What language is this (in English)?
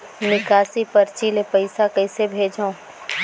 Chhattisgarhi